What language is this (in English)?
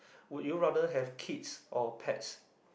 English